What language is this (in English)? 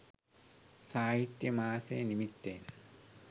Sinhala